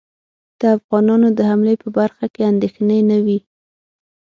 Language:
Pashto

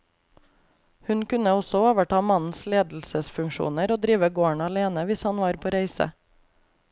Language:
Norwegian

